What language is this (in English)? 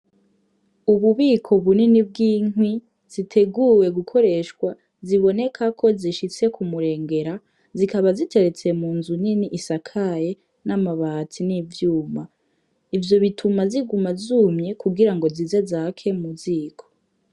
Rundi